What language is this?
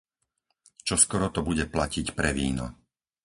Slovak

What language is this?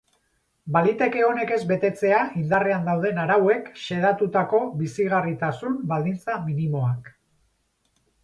Basque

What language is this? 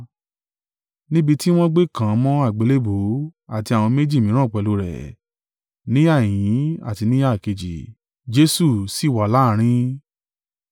Yoruba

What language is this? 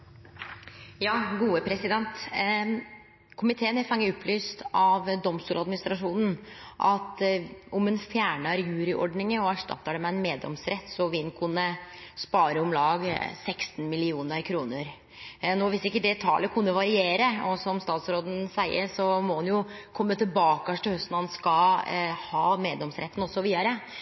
Norwegian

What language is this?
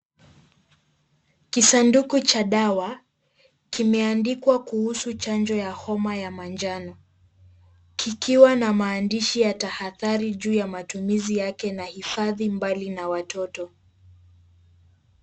Swahili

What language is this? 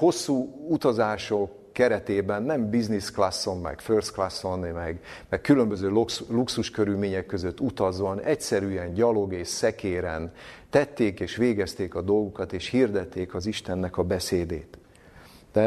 Hungarian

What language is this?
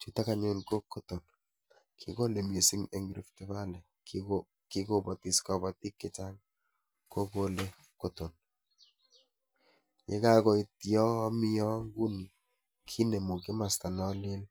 Kalenjin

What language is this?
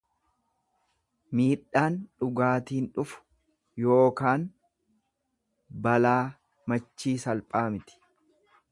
Oromo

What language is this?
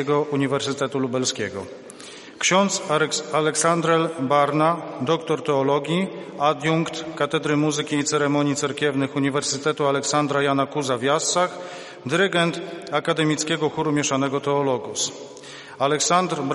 Polish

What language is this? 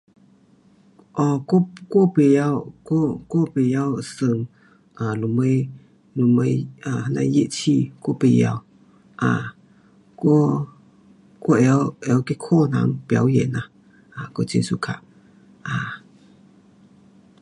Pu-Xian Chinese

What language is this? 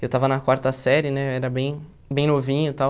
Portuguese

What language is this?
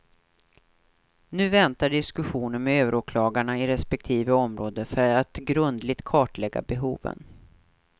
Swedish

